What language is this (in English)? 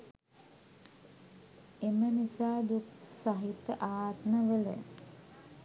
Sinhala